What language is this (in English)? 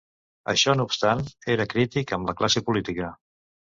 Catalan